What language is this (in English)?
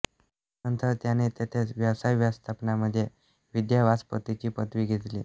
Marathi